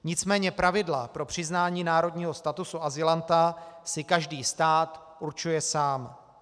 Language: Czech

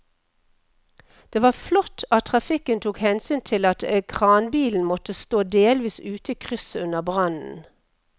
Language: Norwegian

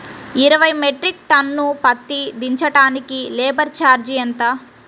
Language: Telugu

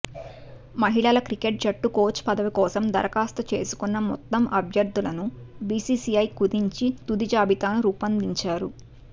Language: Telugu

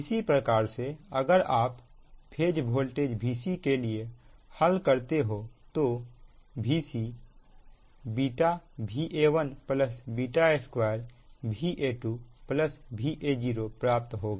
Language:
Hindi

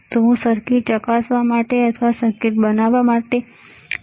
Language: Gujarati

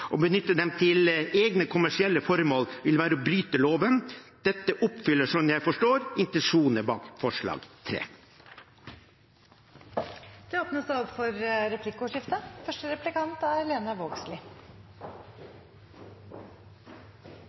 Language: Norwegian Bokmål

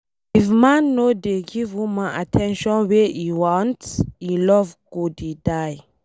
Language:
Nigerian Pidgin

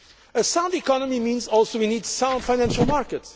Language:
English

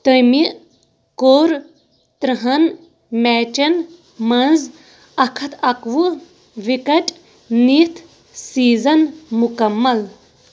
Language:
Kashmiri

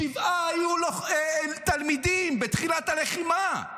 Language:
Hebrew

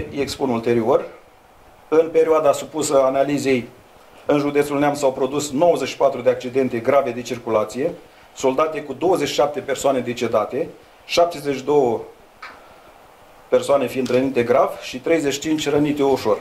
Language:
Romanian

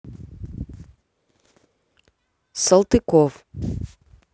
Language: Russian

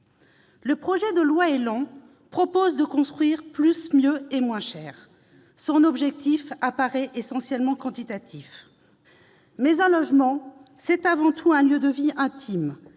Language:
French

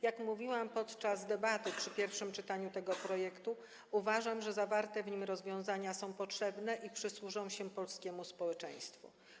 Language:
Polish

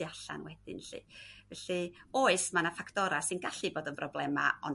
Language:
Welsh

